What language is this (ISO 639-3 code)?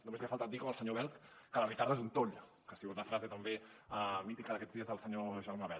cat